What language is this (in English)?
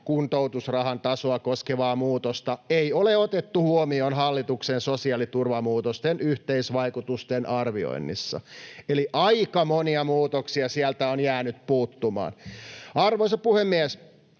Finnish